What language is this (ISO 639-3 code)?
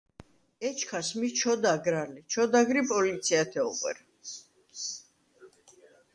sva